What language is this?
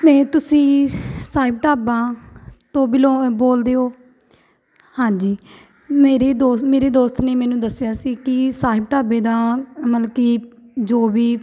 Punjabi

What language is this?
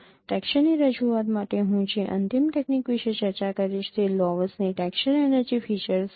Gujarati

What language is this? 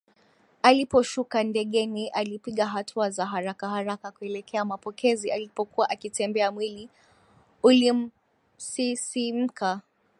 Swahili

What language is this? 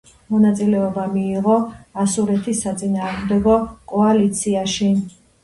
Georgian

